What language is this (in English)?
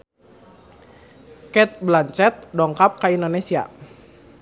Sundanese